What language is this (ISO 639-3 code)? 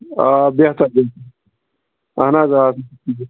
kas